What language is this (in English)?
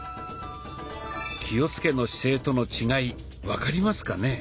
Japanese